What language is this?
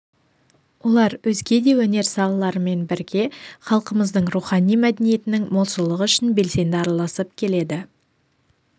Kazakh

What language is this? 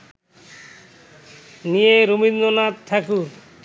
Bangla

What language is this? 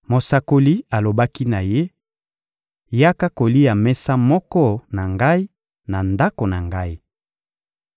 Lingala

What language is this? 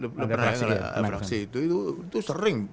Indonesian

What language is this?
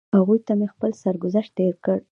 Pashto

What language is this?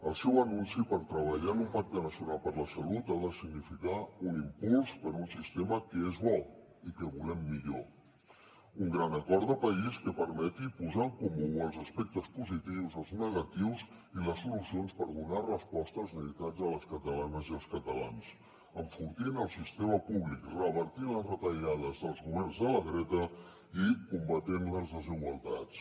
Catalan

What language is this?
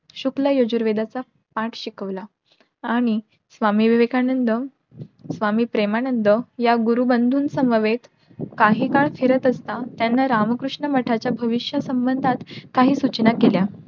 Marathi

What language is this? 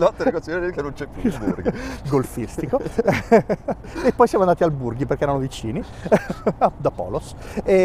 Italian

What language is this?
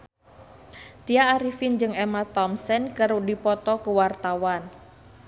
Sundanese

